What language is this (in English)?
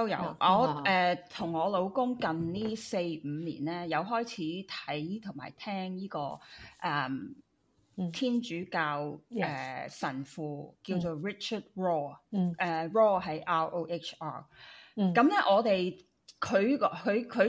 Chinese